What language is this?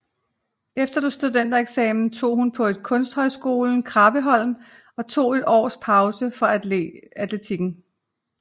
Danish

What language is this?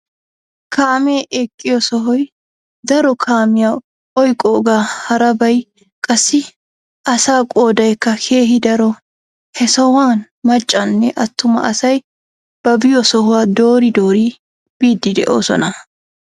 Wolaytta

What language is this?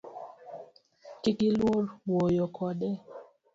Luo (Kenya and Tanzania)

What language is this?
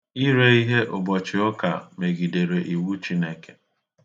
Igbo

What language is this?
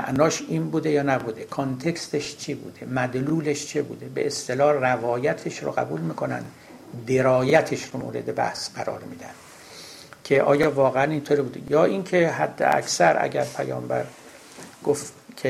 Persian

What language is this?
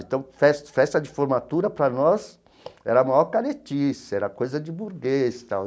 Portuguese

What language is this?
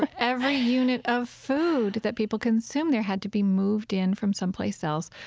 English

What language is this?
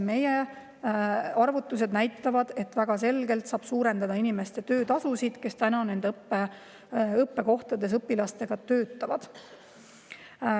Estonian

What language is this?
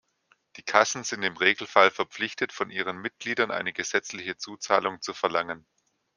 German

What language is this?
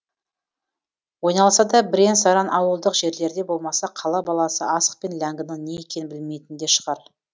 Kazakh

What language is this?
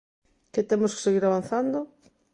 Galician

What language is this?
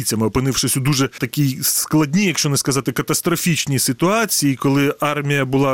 Ukrainian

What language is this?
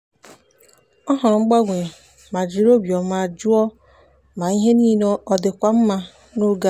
Igbo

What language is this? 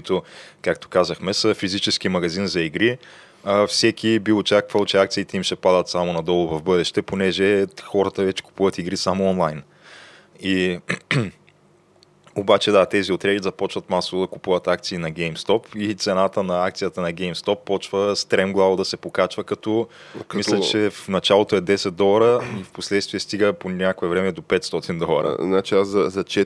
Bulgarian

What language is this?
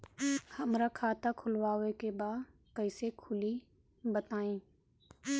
Bhojpuri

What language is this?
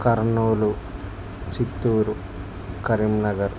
Telugu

